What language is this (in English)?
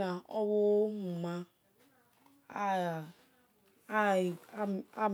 Esan